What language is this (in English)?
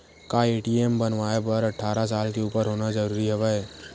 Chhattisgarhi